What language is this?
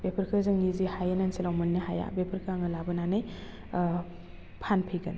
Bodo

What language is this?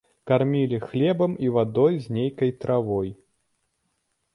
Belarusian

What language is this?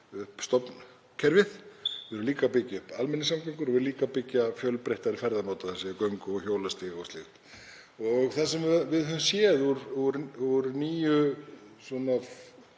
Icelandic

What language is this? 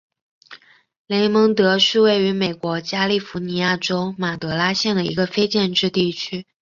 Chinese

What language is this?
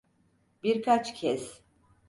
Turkish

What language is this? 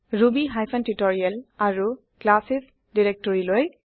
Assamese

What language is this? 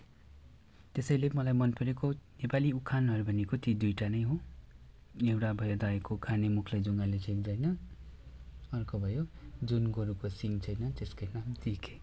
Nepali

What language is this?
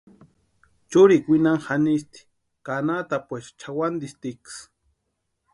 Western Highland Purepecha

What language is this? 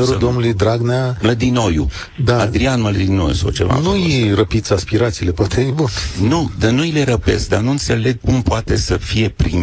Romanian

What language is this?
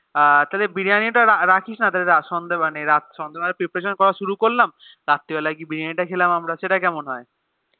Bangla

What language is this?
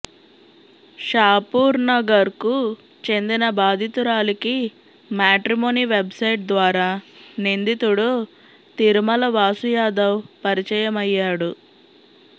Telugu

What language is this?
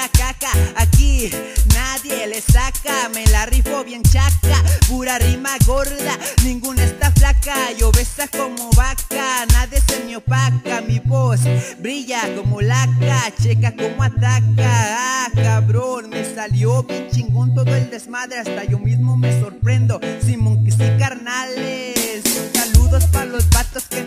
Spanish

